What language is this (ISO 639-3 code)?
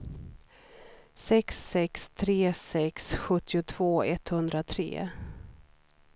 swe